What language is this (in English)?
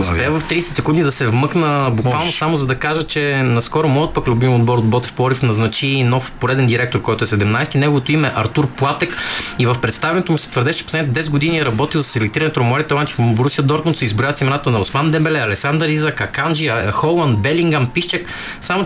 Bulgarian